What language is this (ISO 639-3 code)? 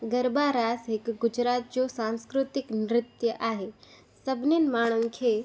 snd